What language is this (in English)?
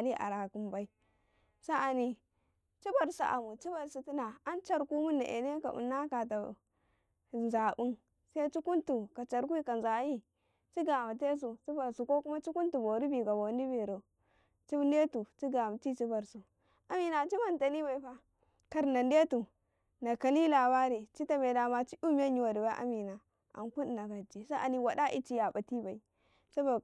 Karekare